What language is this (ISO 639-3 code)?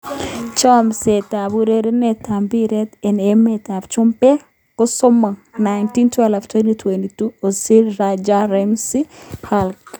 kln